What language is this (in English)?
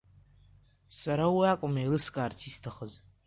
Abkhazian